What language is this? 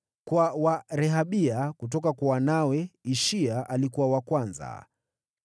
Swahili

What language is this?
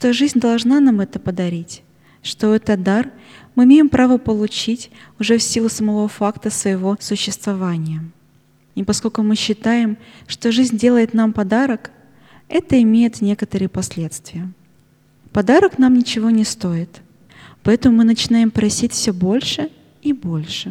Russian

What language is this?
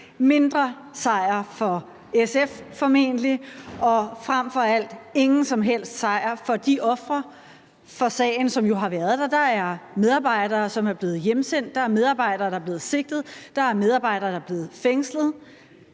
Danish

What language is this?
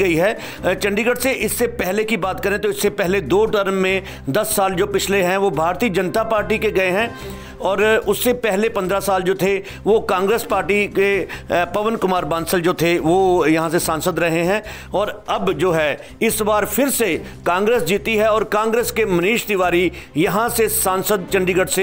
Hindi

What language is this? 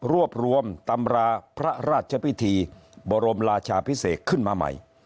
Thai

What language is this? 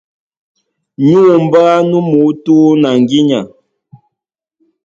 Duala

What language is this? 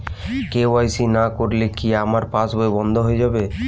Bangla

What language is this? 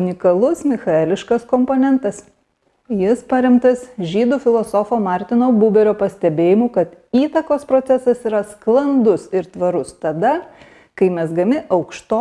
Lithuanian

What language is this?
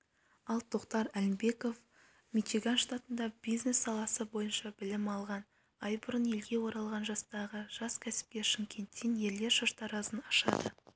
Kazakh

